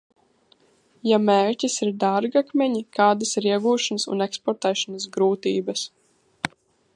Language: Latvian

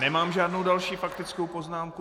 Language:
Czech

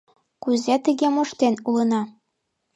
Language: Mari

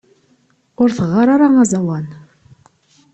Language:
Kabyle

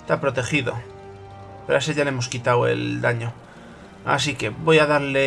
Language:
Spanish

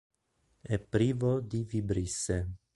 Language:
Italian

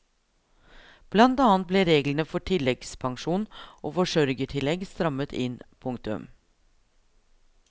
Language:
Norwegian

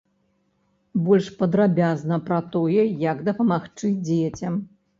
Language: Belarusian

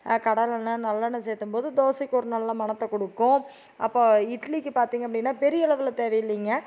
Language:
Tamil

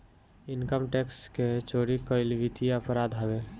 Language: Bhojpuri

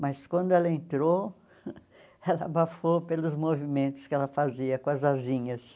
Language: Portuguese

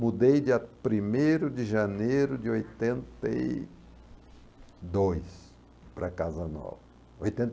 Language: Portuguese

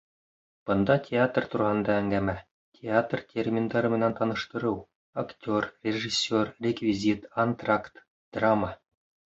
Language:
Bashkir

